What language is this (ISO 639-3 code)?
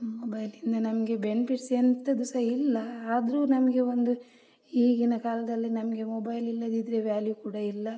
kan